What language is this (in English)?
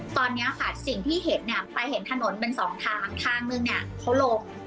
Thai